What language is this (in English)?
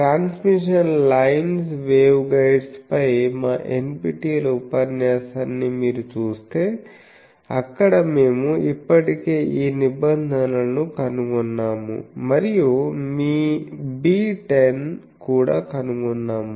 Telugu